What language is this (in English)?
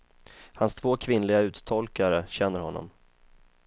Swedish